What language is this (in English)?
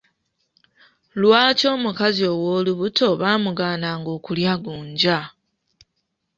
Ganda